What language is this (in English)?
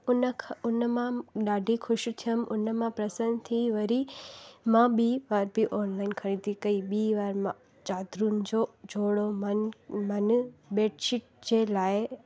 Sindhi